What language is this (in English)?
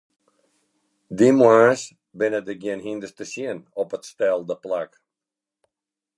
Western Frisian